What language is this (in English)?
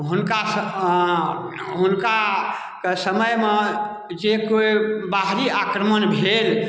Maithili